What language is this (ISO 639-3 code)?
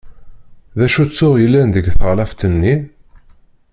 kab